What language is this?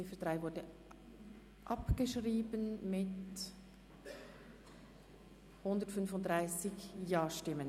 Swiss German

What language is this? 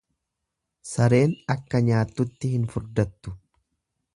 Oromo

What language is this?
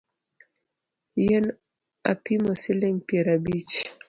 Luo (Kenya and Tanzania)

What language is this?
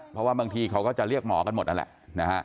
Thai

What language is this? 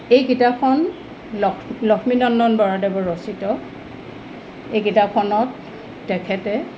Assamese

